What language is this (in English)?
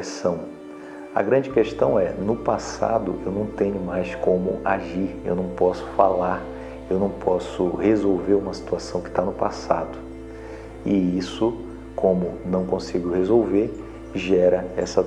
Portuguese